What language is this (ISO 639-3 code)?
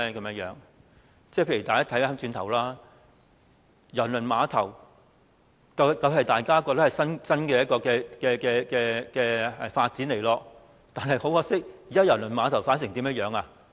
yue